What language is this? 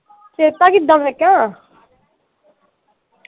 Punjabi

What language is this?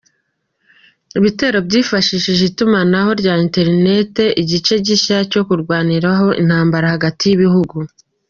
Kinyarwanda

